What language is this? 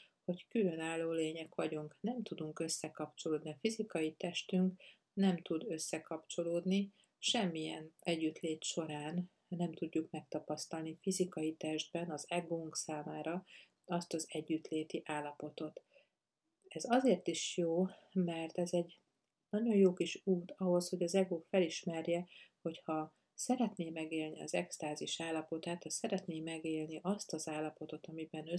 Hungarian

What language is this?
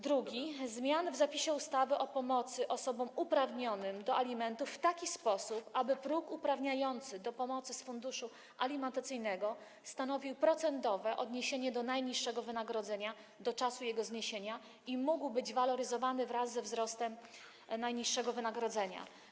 Polish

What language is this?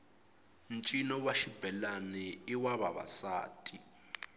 Tsonga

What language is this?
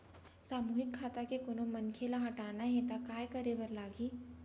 Chhattisgarhi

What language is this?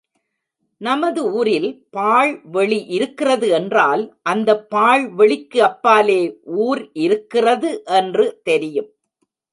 Tamil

